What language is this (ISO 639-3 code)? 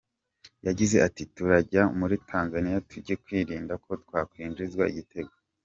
kin